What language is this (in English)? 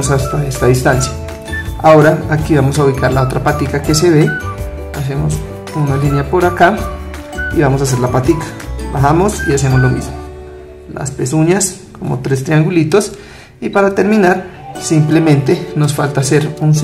Spanish